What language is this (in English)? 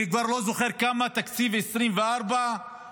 Hebrew